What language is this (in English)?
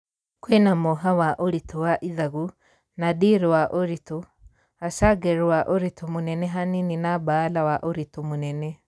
Kikuyu